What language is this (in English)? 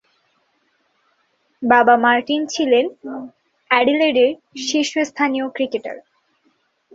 Bangla